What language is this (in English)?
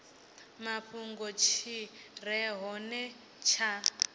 Venda